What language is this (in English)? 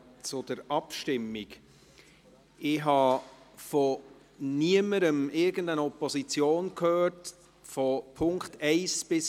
Swiss German